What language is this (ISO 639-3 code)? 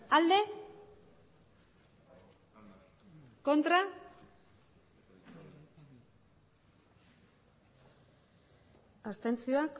eus